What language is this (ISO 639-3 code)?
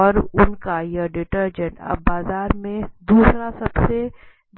hin